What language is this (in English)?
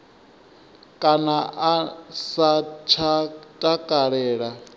Venda